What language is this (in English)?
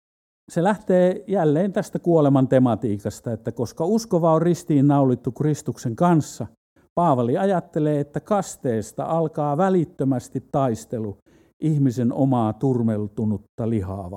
Finnish